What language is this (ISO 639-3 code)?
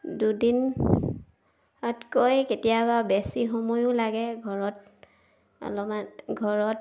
asm